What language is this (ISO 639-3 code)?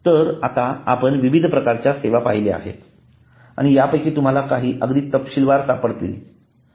mar